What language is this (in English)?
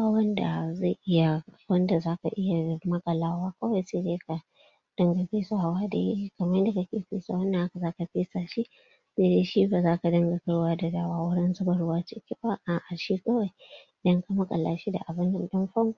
Hausa